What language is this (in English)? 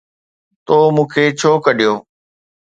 Sindhi